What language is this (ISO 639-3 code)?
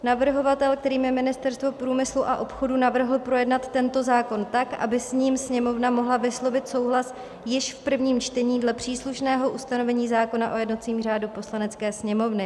ces